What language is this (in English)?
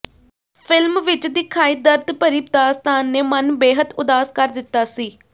Punjabi